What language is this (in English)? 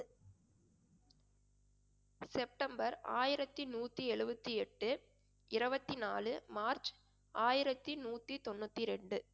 Tamil